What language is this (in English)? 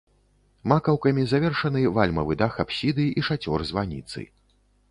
Belarusian